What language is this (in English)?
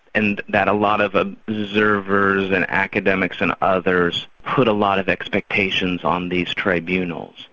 English